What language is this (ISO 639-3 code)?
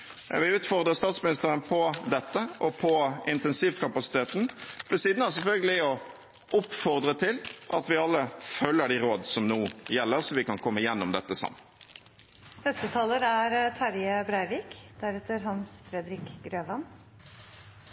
nor